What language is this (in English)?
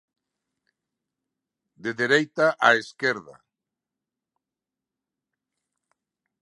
Galician